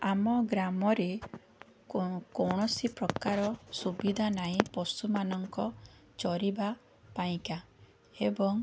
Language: Odia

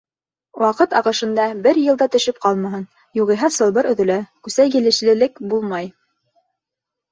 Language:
Bashkir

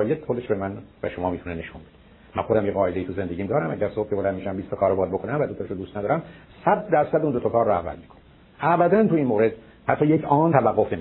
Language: Persian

